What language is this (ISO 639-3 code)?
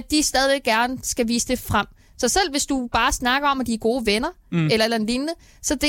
dan